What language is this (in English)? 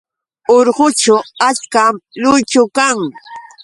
Yauyos Quechua